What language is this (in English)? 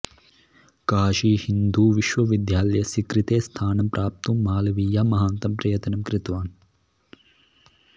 Sanskrit